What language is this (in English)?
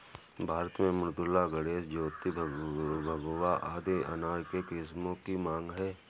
Hindi